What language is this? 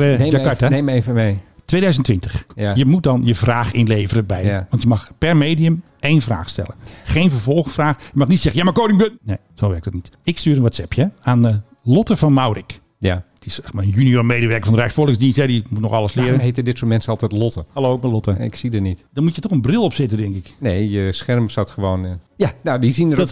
Dutch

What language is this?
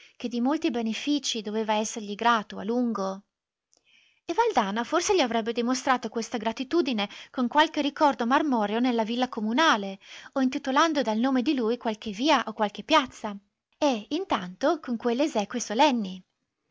Italian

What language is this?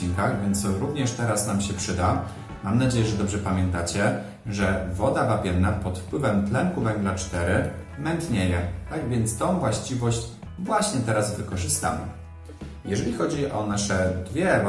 Polish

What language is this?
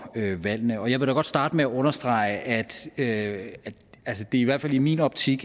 Danish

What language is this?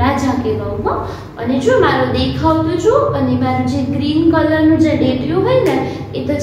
Hindi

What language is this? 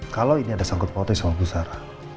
Indonesian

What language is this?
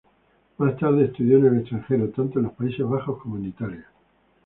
Spanish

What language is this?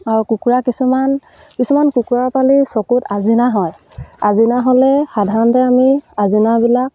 Assamese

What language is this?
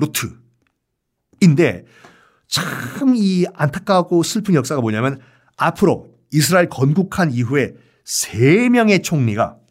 Korean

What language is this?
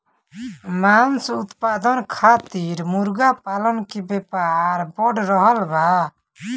Bhojpuri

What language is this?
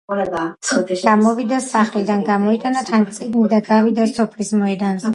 Georgian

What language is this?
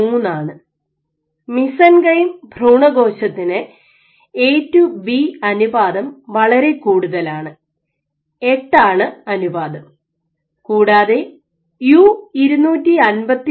Malayalam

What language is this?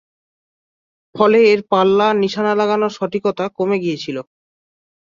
Bangla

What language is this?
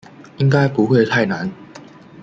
Chinese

